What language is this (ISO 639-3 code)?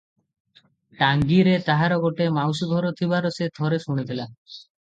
ori